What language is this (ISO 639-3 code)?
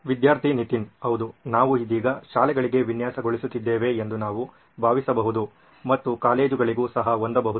kan